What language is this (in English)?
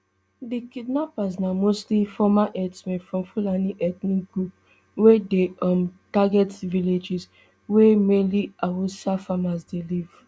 Nigerian Pidgin